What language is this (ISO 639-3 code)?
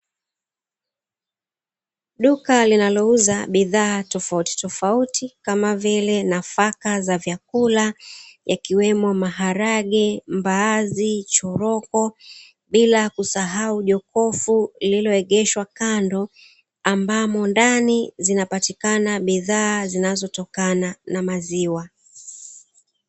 swa